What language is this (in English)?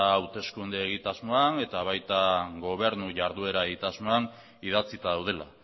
Basque